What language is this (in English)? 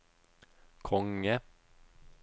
Norwegian